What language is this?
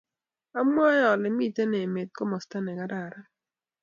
Kalenjin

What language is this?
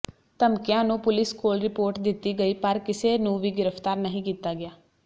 Punjabi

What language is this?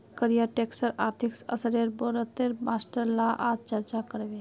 Magahi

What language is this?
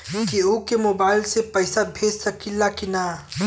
Bhojpuri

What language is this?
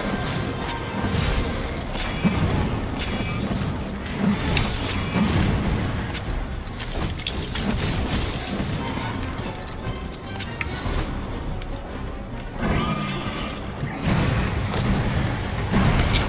Japanese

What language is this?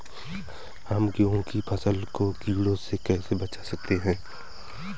Hindi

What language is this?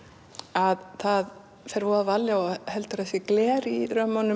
Icelandic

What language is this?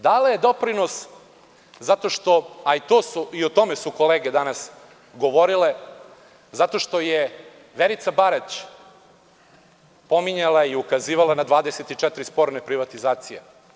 Serbian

